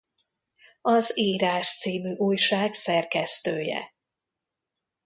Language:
Hungarian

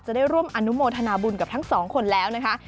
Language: Thai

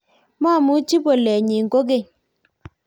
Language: Kalenjin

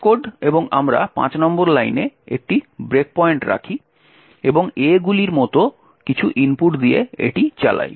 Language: Bangla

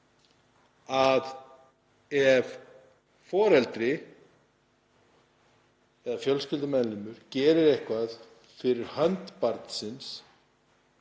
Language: Icelandic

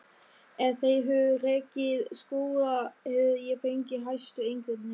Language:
Icelandic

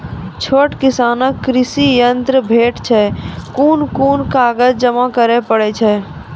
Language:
Maithili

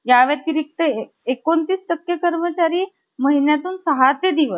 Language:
Marathi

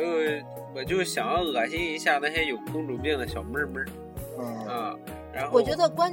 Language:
Chinese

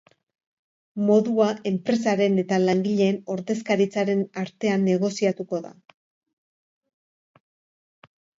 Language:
Basque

